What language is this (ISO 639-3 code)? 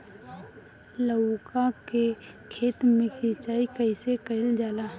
bho